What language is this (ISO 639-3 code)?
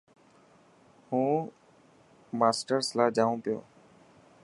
mki